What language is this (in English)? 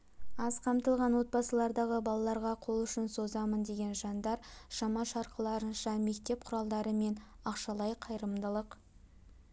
Kazakh